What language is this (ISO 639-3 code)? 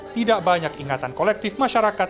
ind